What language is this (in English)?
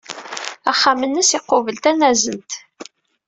Kabyle